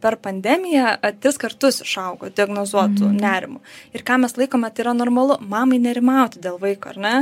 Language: Lithuanian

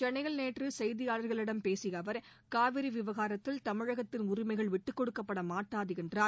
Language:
Tamil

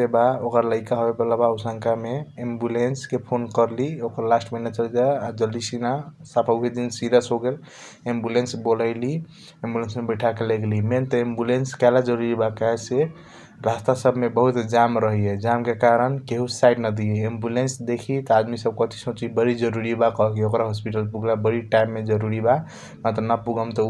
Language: Kochila Tharu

